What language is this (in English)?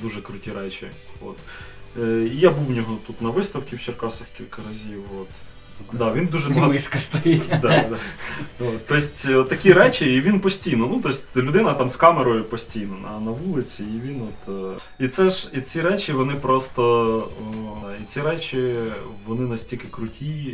Ukrainian